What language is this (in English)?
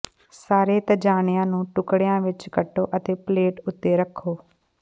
Punjabi